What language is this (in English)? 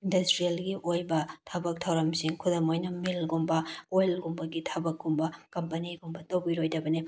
Manipuri